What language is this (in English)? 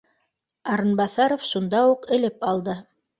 Bashkir